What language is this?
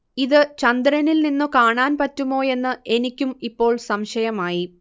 Malayalam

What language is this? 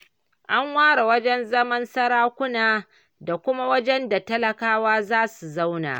Hausa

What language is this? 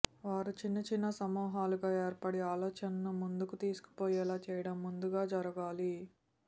Telugu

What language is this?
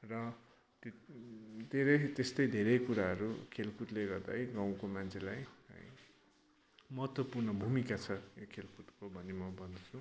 Nepali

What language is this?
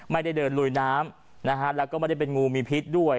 Thai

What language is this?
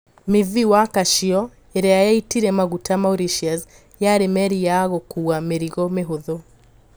Kikuyu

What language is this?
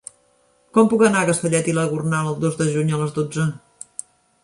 Catalan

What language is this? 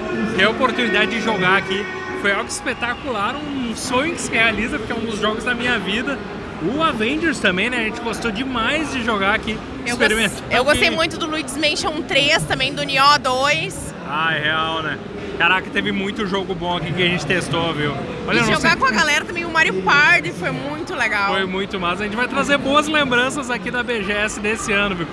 Portuguese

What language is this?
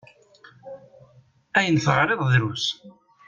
Kabyle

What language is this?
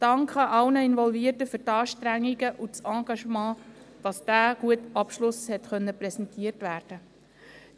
Swiss German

